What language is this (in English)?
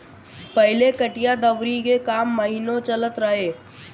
Bhojpuri